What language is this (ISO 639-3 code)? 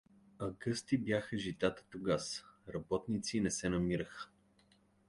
bul